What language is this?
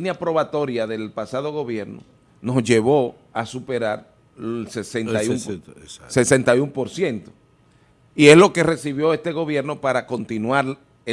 Spanish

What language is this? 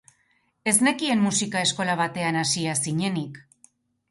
Basque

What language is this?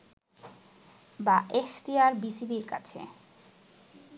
Bangla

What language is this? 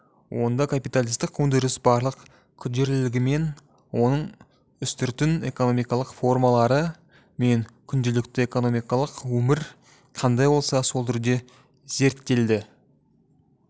Kazakh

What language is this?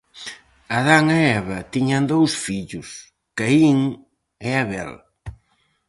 Galician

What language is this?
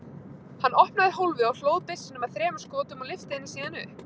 Icelandic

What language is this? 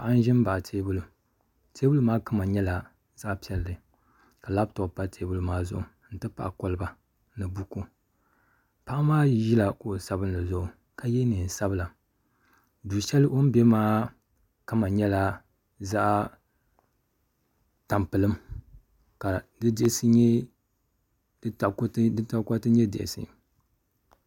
Dagbani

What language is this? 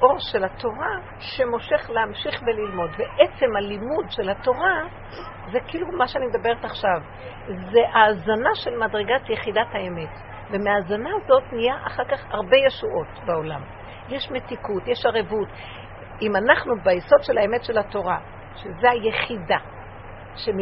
Hebrew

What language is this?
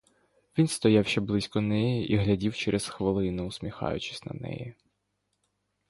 Ukrainian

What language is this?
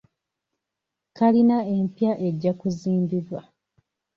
Ganda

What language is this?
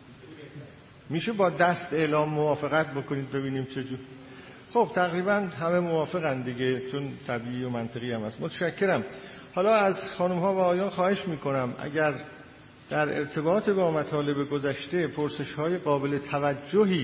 Persian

